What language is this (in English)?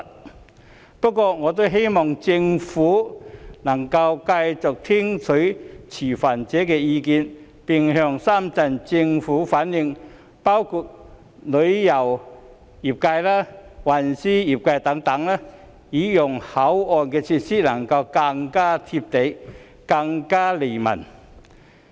Cantonese